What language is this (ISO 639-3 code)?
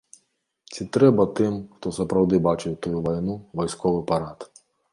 bel